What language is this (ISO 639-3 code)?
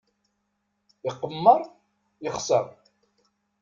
kab